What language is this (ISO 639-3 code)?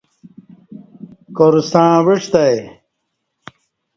bsh